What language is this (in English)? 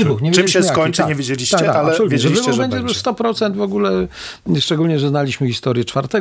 Polish